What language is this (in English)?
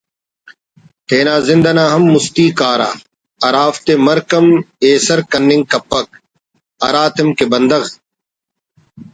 Brahui